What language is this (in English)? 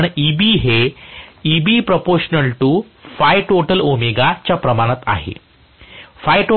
Marathi